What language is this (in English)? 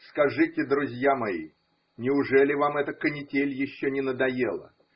Russian